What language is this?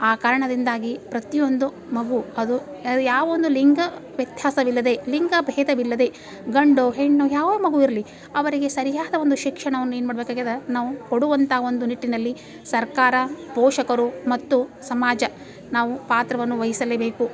Kannada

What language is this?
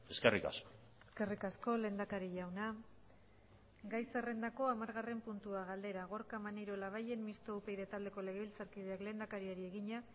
Basque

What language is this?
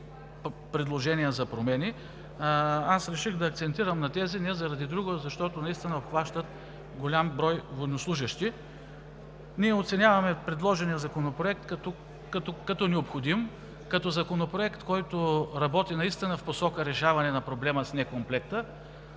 Bulgarian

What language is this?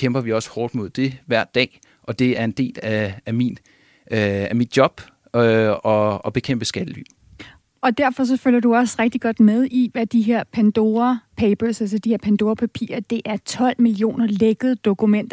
Danish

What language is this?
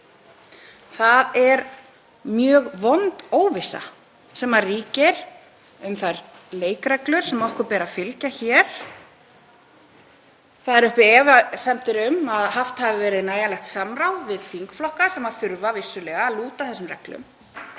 Icelandic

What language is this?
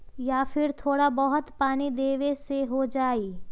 Magahi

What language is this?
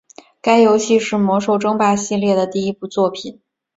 Chinese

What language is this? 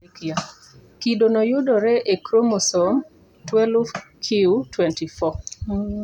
Luo (Kenya and Tanzania)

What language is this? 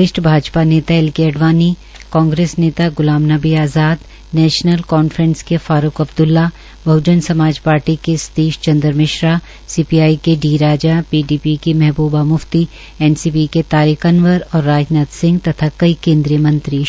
Hindi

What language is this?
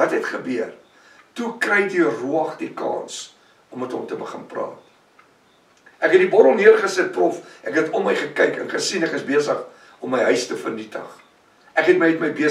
Dutch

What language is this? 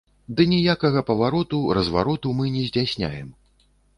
Belarusian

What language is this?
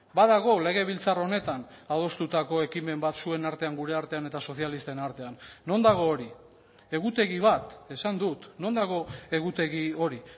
Basque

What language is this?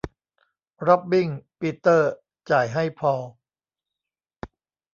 Thai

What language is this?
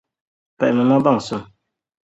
Dagbani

